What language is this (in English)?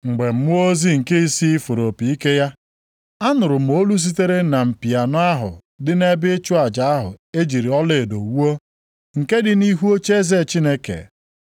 Igbo